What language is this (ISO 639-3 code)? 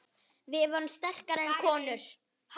isl